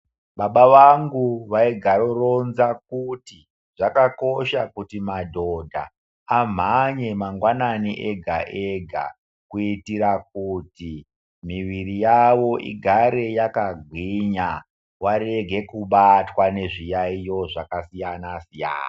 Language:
Ndau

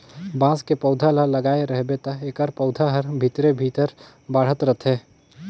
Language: Chhattisgarhi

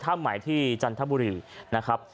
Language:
Thai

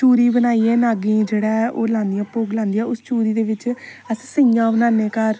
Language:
Dogri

